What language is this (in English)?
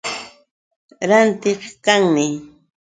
Yauyos Quechua